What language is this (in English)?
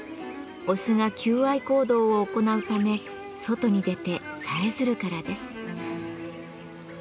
Japanese